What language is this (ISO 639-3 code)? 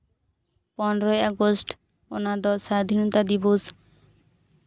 sat